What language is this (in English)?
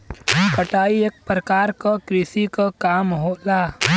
Bhojpuri